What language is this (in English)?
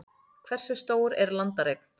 Icelandic